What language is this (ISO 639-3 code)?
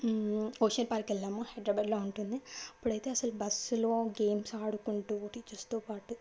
tel